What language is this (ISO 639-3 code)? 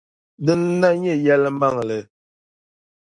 dag